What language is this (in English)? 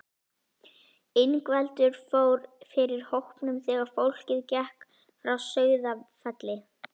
Icelandic